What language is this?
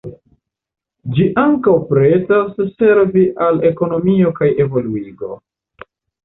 Esperanto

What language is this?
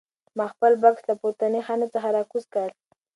Pashto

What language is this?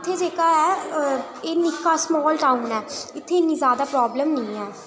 Dogri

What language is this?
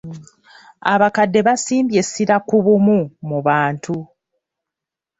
Ganda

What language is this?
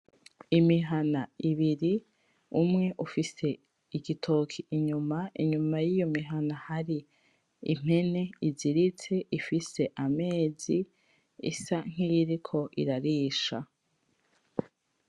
Rundi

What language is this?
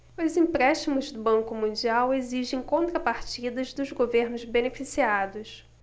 Portuguese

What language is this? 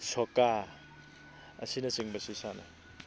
Manipuri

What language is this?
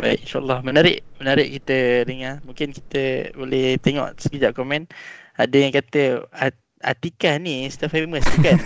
Malay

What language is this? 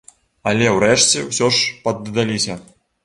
Belarusian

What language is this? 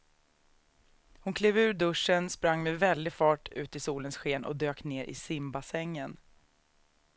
Swedish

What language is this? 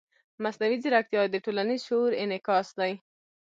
Pashto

